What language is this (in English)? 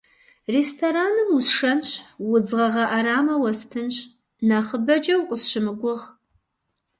Kabardian